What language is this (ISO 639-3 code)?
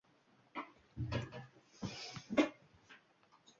uzb